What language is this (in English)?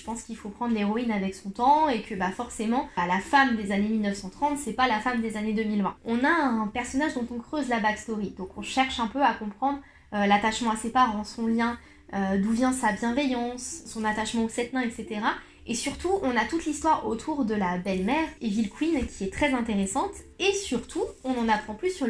French